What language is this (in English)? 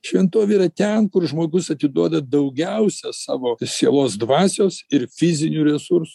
Lithuanian